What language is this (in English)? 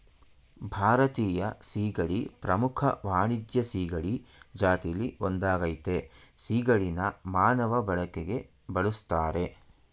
Kannada